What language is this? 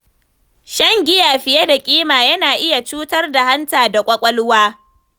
Hausa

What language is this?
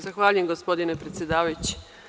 Serbian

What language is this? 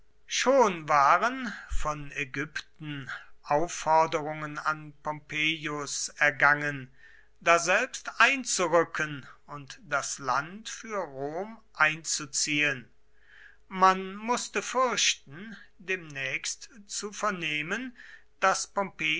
German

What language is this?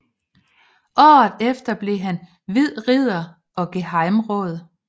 Danish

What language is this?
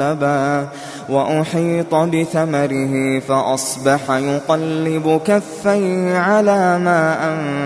Arabic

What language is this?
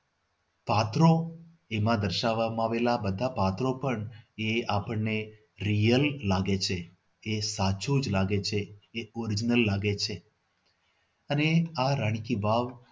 Gujarati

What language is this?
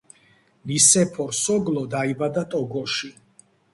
Georgian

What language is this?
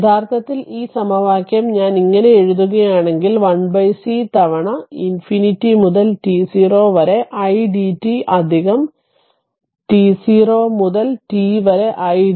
Malayalam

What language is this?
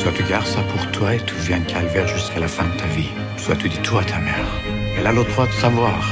French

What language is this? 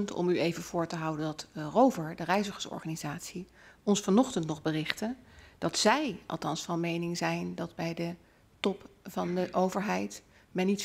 Dutch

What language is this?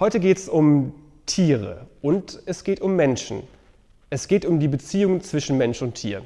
German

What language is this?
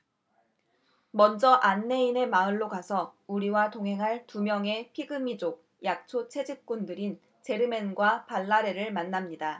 Korean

